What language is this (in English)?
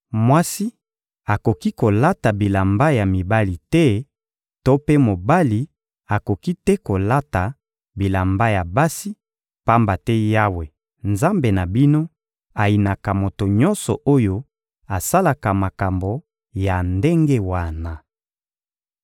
Lingala